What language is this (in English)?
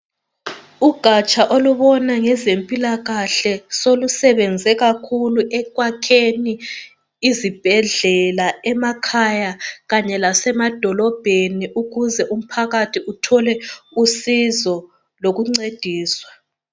North Ndebele